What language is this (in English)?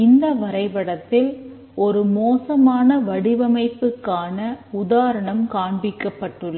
Tamil